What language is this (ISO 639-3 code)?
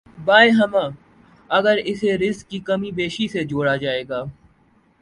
urd